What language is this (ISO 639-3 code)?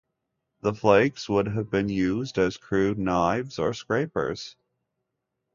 eng